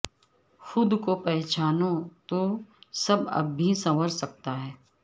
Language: Urdu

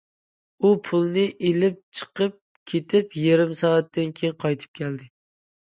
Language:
Uyghur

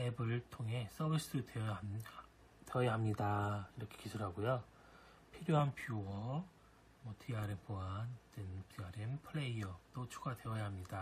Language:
Korean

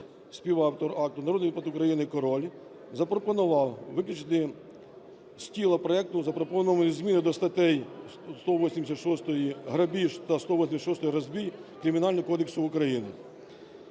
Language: Ukrainian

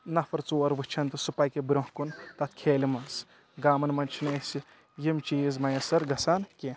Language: Kashmiri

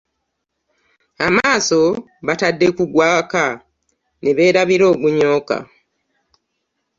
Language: Ganda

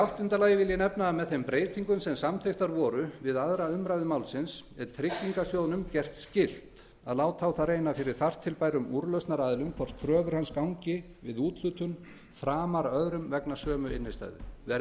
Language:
Icelandic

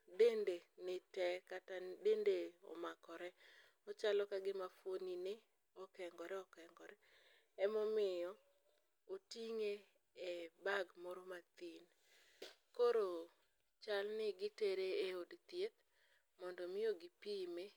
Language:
Luo (Kenya and Tanzania)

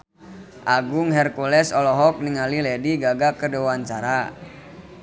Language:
Sundanese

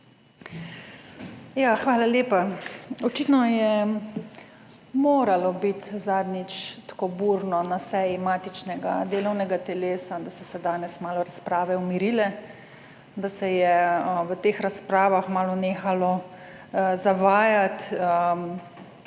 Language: Slovenian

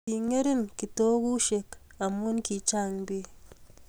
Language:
Kalenjin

